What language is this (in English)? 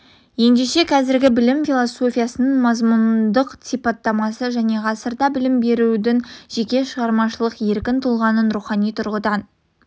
Kazakh